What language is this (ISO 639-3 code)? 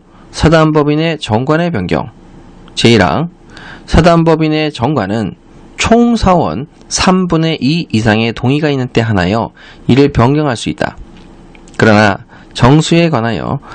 kor